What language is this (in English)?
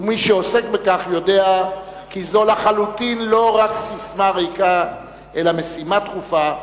Hebrew